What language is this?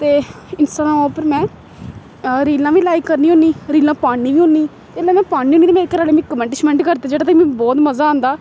Dogri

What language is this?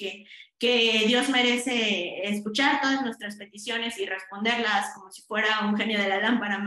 Spanish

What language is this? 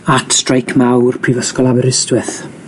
Welsh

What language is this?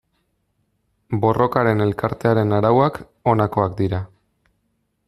Basque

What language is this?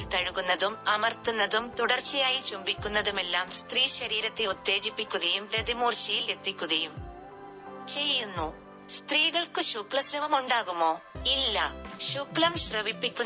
Malayalam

